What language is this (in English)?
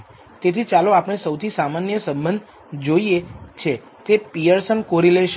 Gujarati